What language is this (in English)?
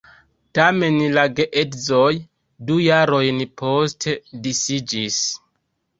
Esperanto